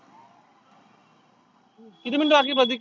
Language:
Marathi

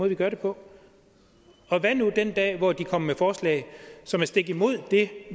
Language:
Danish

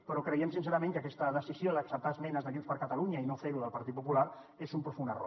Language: Catalan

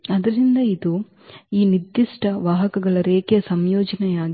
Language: Kannada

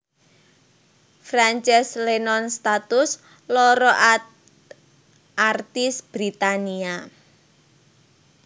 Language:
Javanese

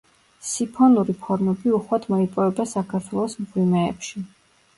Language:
Georgian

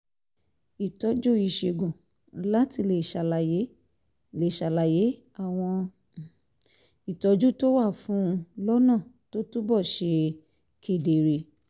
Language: Yoruba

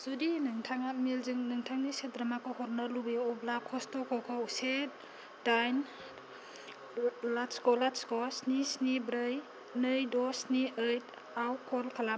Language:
Bodo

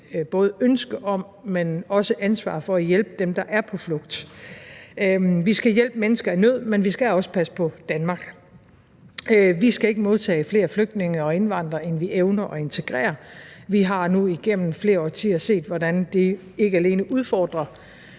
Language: Danish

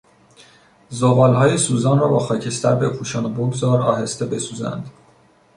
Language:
Persian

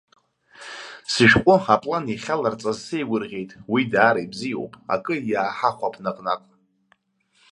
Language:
Abkhazian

